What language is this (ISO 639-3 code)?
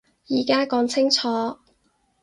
yue